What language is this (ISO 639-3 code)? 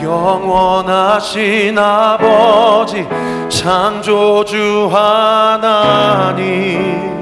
kor